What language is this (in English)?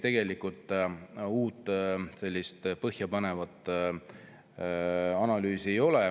Estonian